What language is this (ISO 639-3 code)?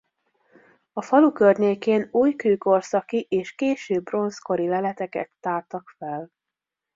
hun